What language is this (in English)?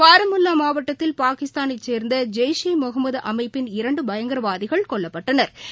Tamil